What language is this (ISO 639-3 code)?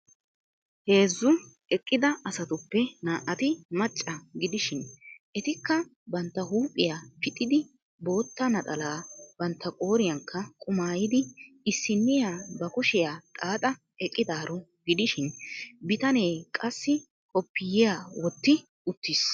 wal